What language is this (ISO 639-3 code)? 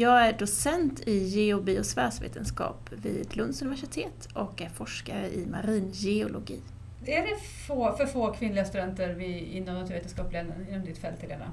swe